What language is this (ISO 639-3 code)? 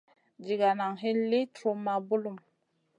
mcn